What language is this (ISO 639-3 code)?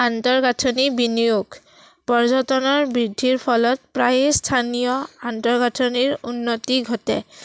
asm